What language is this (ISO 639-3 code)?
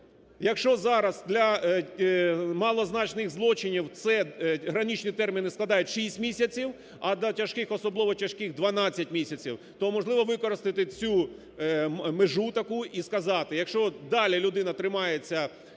ukr